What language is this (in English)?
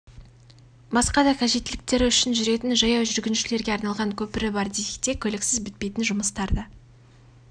Kazakh